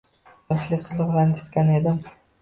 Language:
Uzbek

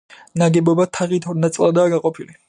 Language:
Georgian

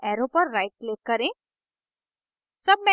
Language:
Hindi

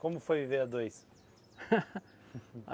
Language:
Portuguese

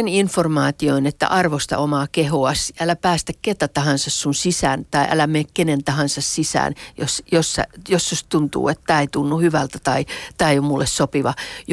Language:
Finnish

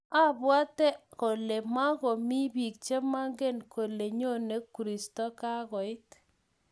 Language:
Kalenjin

